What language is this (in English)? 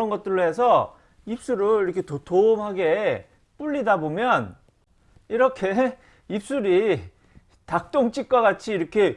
Korean